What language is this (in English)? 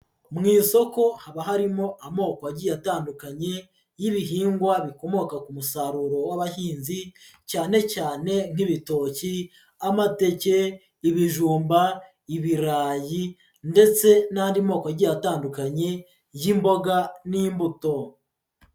Kinyarwanda